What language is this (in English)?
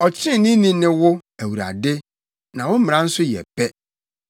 Akan